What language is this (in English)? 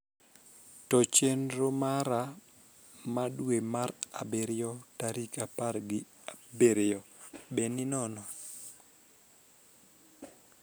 Luo (Kenya and Tanzania)